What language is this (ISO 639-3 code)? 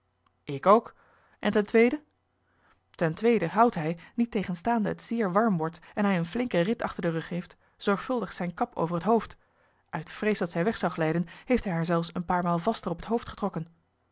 nld